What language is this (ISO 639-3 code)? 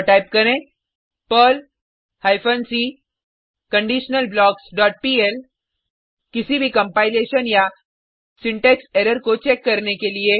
hin